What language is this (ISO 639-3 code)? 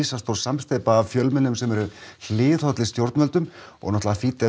isl